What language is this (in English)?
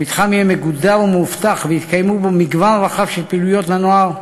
Hebrew